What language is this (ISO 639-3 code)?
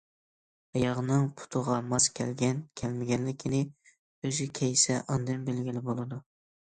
uig